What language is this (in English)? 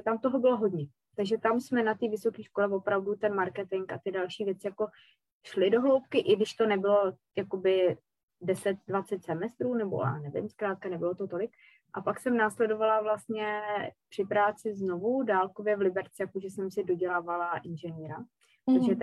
Czech